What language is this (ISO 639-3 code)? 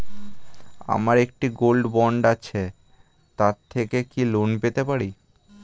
ben